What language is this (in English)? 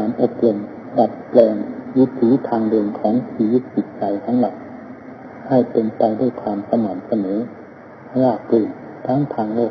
Thai